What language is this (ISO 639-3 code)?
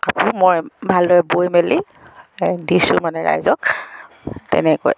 asm